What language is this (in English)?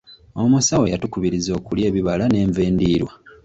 Ganda